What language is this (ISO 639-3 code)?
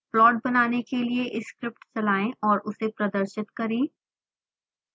hin